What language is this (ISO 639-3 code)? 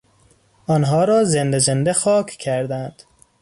fas